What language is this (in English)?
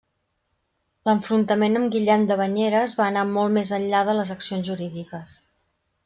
Catalan